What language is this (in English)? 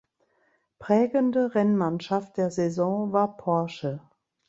German